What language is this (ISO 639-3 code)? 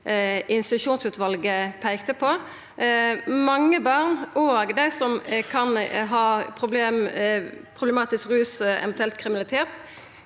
nor